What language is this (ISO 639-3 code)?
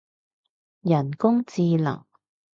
yue